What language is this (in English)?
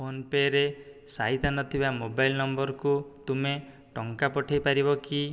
Odia